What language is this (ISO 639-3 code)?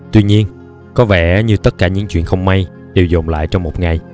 vie